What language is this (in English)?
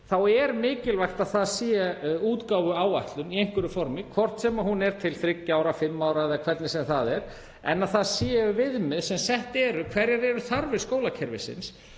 Icelandic